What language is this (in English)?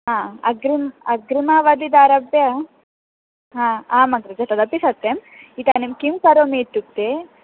Sanskrit